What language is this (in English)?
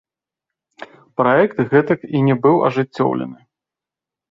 Belarusian